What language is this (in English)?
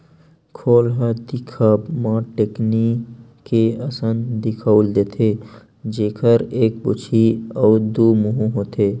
Chhattisgarhi